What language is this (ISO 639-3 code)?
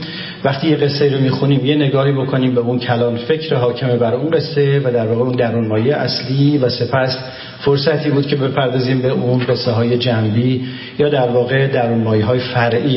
fas